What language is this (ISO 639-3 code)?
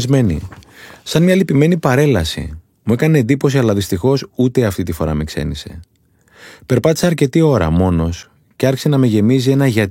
ell